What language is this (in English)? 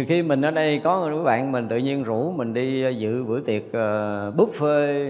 Vietnamese